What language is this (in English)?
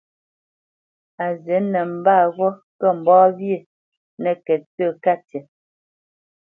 Bamenyam